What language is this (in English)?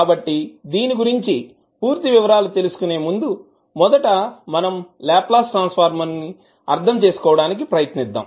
Telugu